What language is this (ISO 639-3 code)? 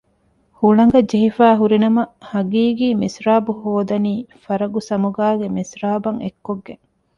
div